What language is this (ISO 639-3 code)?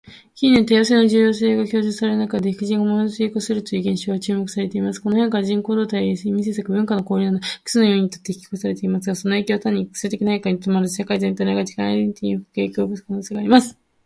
jpn